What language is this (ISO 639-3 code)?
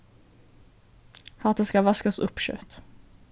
fao